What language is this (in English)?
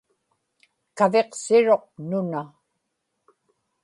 Inupiaq